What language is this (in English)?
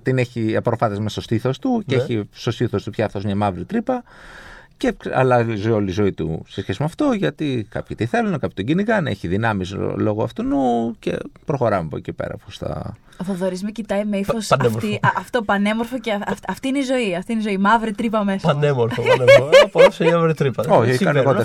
Greek